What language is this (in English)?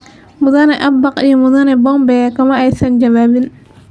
Somali